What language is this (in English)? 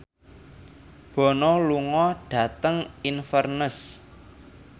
Javanese